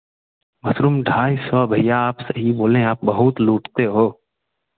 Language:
Hindi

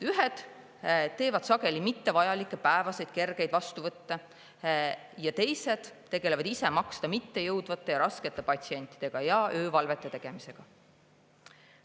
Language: Estonian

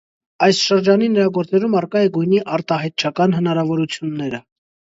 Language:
Armenian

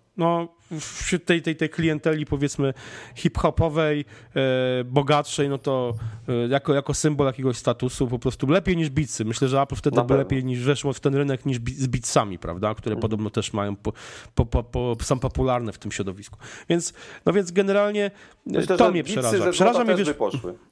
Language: Polish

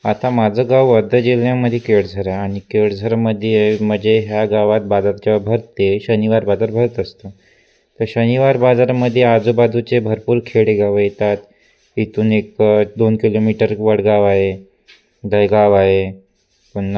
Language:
Marathi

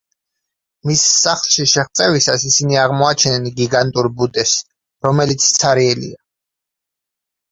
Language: Georgian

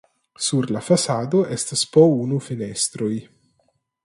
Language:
Esperanto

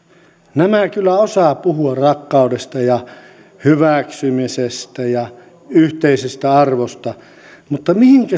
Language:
Finnish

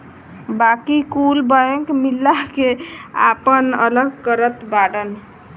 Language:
Bhojpuri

